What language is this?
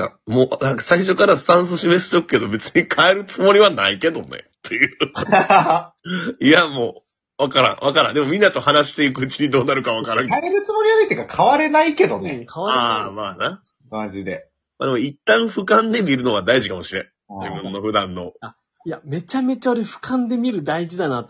Japanese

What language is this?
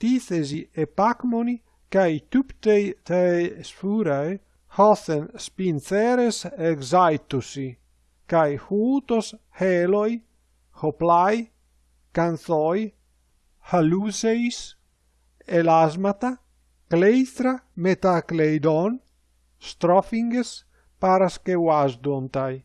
Greek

